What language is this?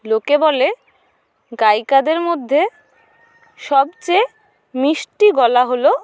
Bangla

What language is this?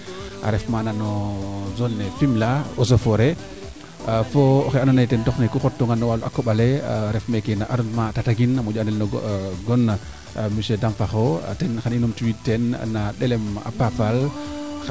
Serer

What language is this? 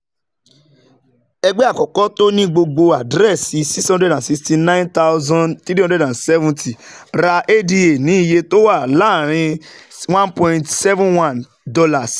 Yoruba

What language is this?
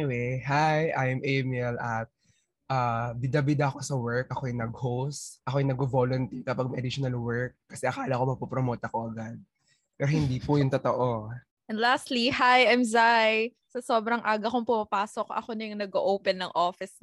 Filipino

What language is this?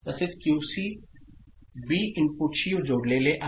Marathi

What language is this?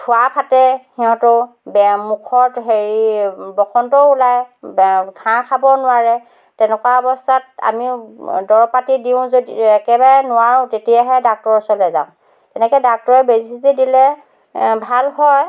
Assamese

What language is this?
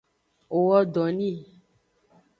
Aja (Benin)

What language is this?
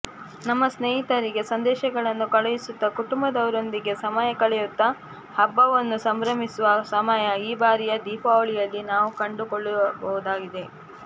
Kannada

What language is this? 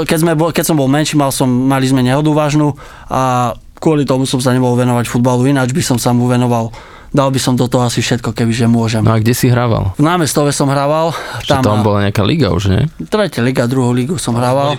Slovak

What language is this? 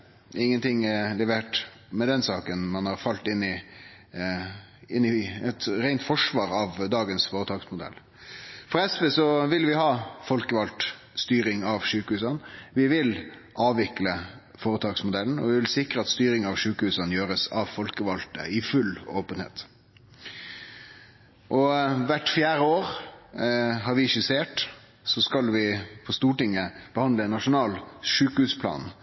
Norwegian Nynorsk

